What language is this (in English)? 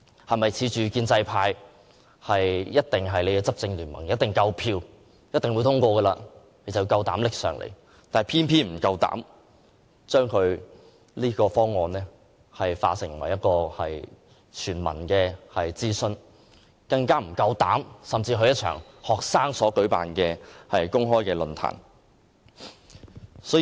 Cantonese